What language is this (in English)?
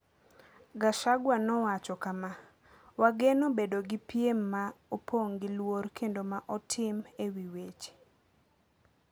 Luo (Kenya and Tanzania)